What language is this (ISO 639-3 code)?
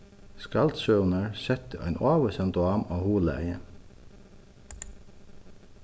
fao